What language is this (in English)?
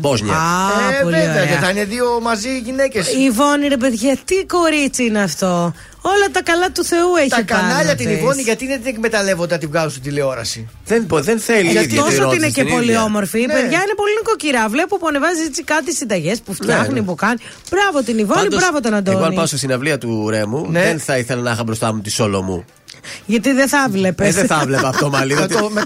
Greek